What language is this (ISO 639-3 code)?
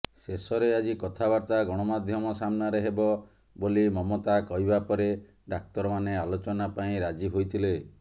ori